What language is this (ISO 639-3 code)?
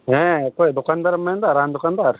sat